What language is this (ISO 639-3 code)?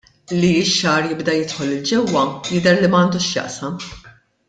mlt